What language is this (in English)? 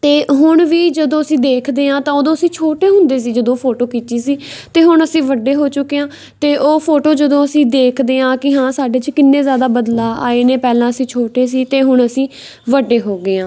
Punjabi